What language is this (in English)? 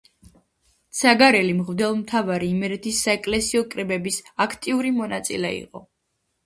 Georgian